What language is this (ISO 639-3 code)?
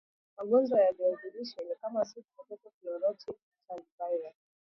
swa